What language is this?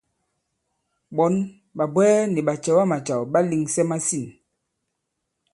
Bankon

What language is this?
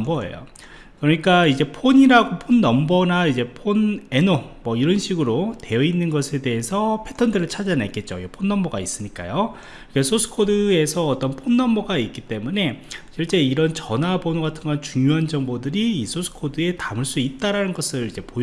Korean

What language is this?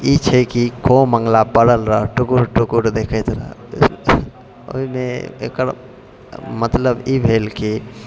Maithili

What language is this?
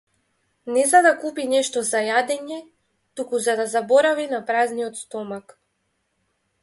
Macedonian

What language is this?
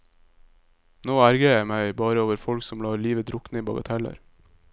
Norwegian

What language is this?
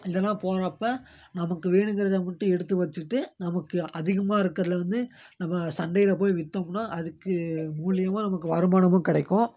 Tamil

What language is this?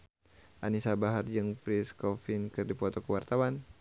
Sundanese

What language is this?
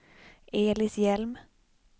Swedish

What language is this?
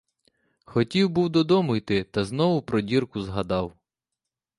Ukrainian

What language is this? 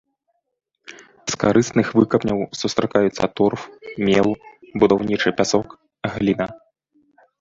Belarusian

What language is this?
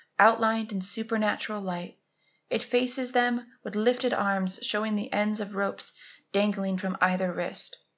English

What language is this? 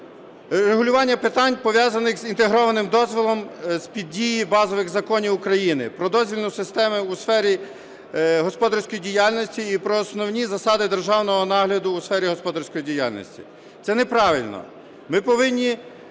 Ukrainian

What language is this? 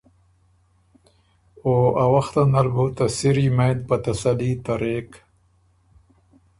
Ormuri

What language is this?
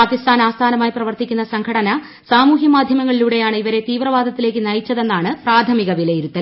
Malayalam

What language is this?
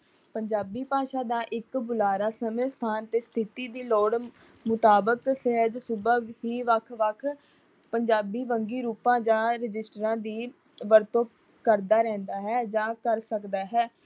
Punjabi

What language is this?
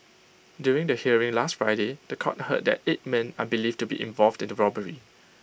English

